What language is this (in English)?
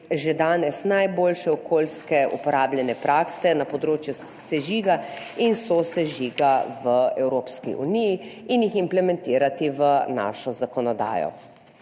Slovenian